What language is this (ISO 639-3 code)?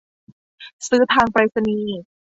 tha